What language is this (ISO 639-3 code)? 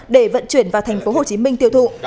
vie